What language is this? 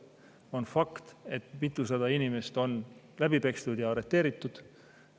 Estonian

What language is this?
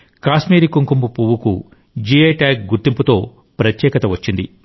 Telugu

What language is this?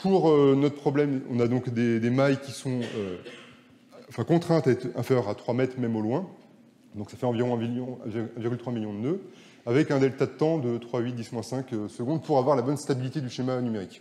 French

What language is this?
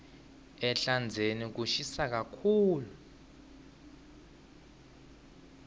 Swati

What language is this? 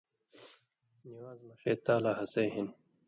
Indus Kohistani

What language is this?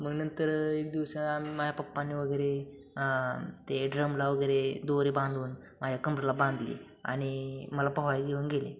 Marathi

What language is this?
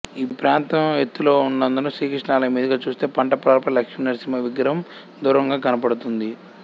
Telugu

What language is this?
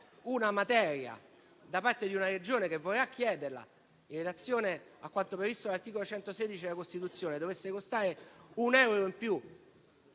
Italian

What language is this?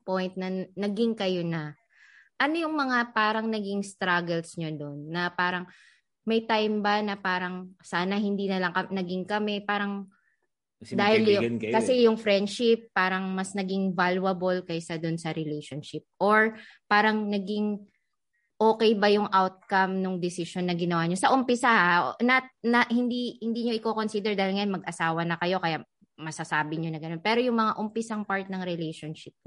Filipino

